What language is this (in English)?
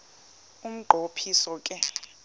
Xhosa